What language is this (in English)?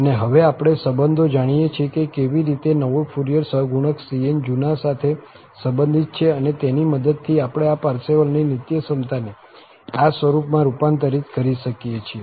Gujarati